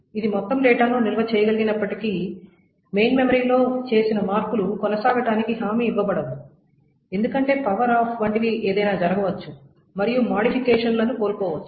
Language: Telugu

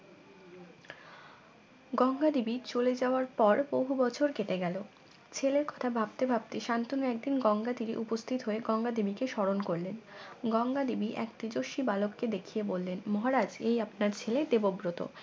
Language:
Bangla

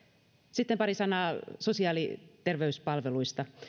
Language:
Finnish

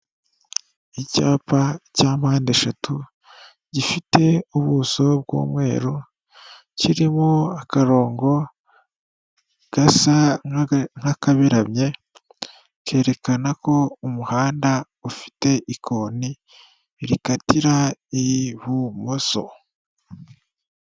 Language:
Kinyarwanda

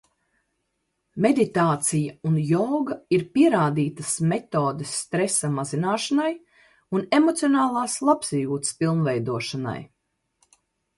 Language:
Latvian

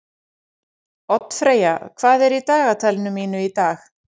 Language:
Icelandic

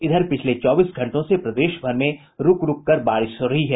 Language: Hindi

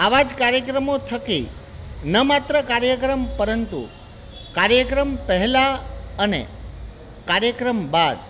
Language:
Gujarati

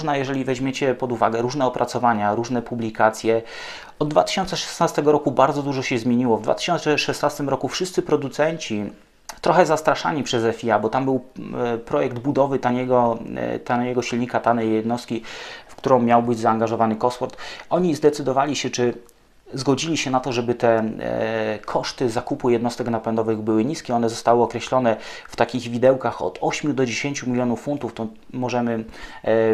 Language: Polish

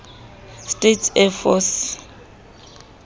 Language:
Southern Sotho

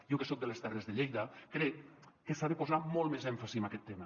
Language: Catalan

